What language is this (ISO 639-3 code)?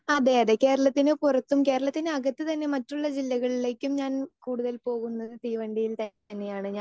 mal